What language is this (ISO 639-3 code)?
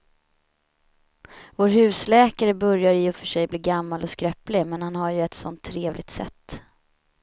swe